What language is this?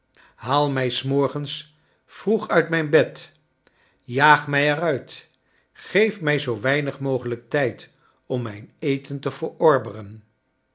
Dutch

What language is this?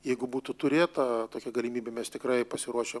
Lithuanian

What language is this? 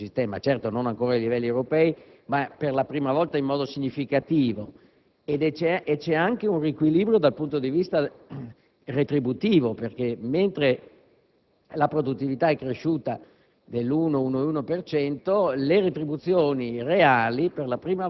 Italian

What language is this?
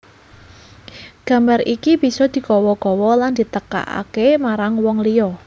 Javanese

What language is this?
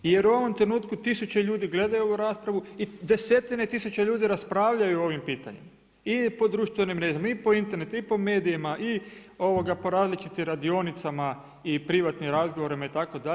Croatian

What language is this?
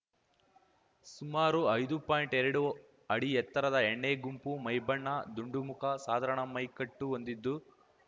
Kannada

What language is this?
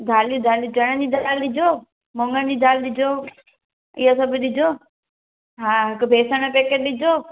Sindhi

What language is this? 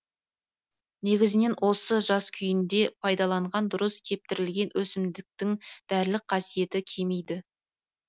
Kazakh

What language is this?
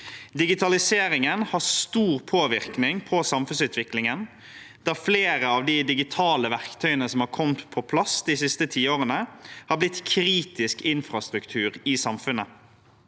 Norwegian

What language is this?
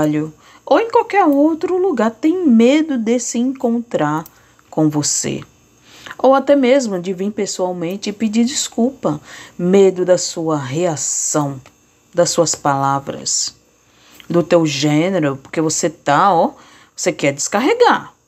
Portuguese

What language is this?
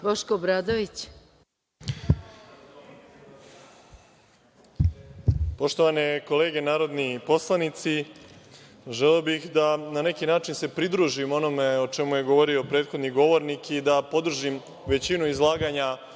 Serbian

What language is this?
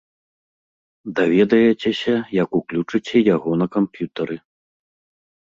Belarusian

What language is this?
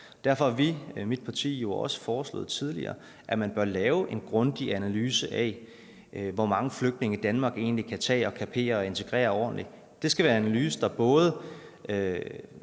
Danish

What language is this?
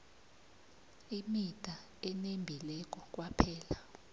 South Ndebele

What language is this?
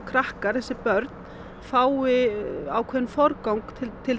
Icelandic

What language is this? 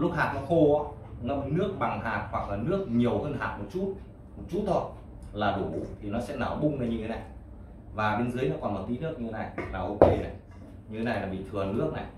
Vietnamese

